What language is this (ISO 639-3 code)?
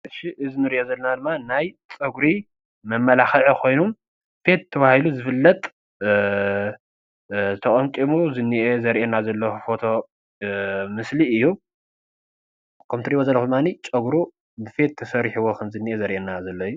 tir